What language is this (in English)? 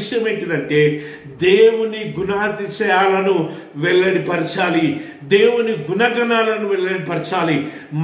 Romanian